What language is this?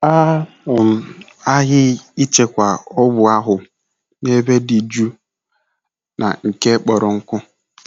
Igbo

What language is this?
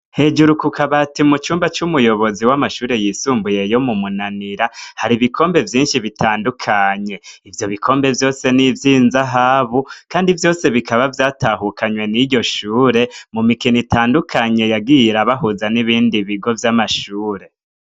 Rundi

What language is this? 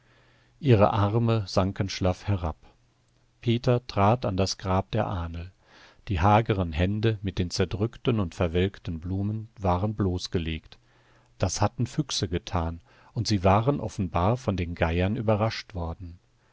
German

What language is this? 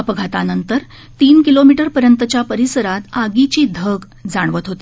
Marathi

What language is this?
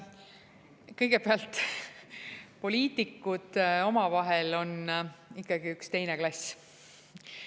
Estonian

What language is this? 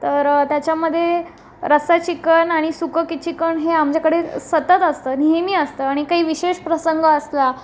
Marathi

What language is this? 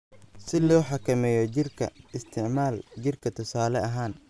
Somali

